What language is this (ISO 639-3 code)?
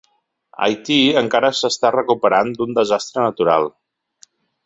cat